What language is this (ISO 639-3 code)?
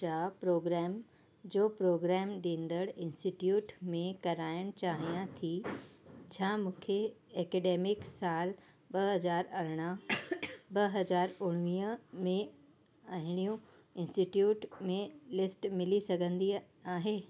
snd